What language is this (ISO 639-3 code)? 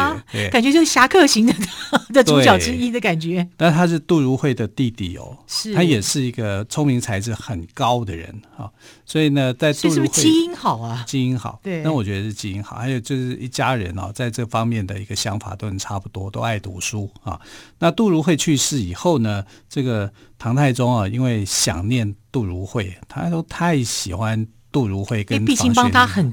zho